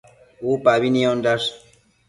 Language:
Matsés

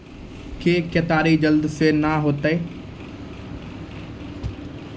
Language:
Maithili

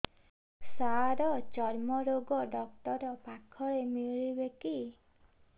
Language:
Odia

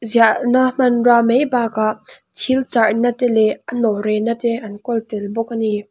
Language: Mizo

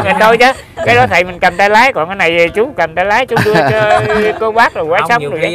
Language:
Vietnamese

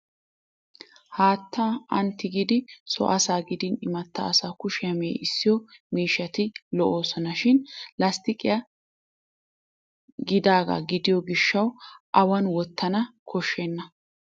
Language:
Wolaytta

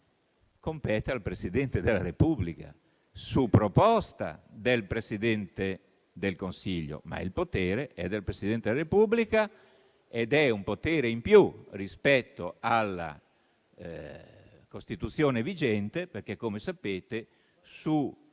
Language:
Italian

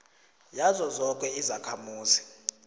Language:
South Ndebele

